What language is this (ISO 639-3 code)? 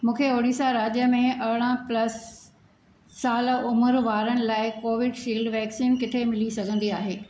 snd